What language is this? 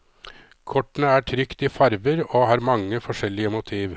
Norwegian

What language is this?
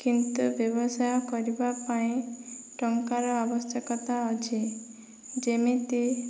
Odia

